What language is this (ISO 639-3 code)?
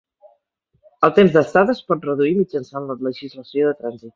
cat